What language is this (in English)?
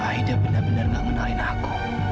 Indonesian